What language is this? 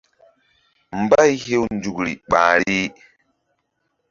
Mbum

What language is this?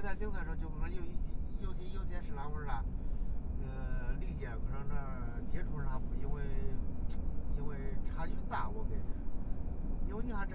Chinese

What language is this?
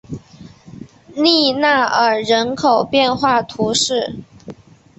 Chinese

